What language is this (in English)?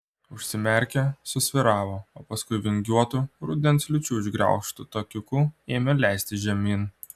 Lithuanian